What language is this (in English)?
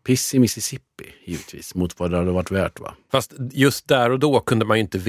Swedish